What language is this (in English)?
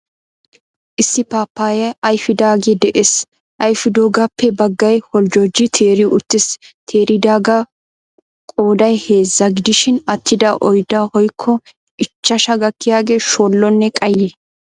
Wolaytta